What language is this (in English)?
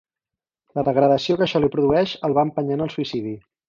Catalan